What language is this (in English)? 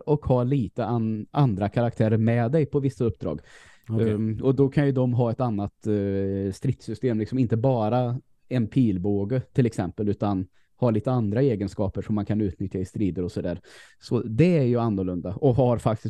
Swedish